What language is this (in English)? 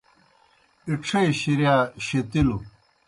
Kohistani Shina